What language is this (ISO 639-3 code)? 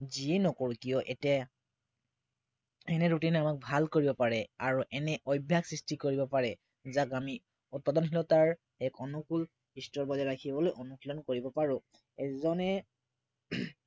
asm